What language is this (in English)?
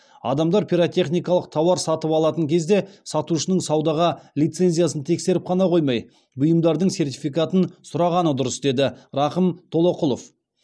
Kazakh